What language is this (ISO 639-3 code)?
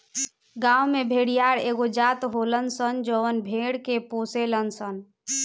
bho